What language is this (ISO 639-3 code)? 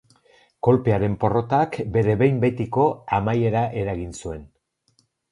eus